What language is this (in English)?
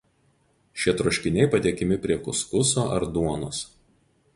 Lithuanian